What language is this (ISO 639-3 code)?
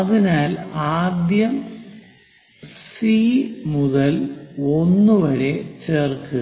mal